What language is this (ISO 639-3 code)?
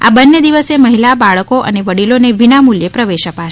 guj